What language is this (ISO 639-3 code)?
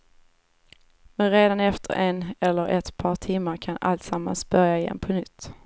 swe